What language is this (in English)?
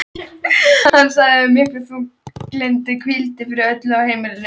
Icelandic